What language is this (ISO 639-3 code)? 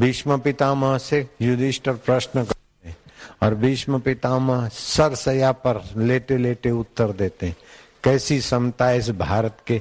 hin